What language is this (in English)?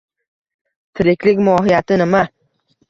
Uzbek